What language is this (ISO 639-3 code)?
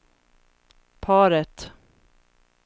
swe